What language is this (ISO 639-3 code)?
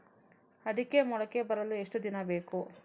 kan